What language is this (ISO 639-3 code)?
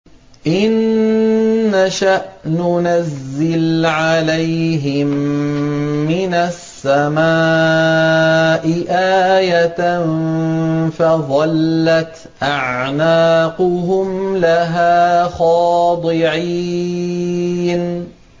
ara